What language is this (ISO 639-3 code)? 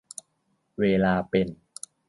tha